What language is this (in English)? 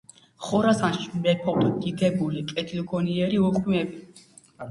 Georgian